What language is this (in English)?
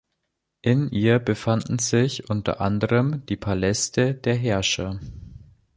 German